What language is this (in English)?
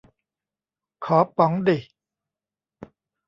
Thai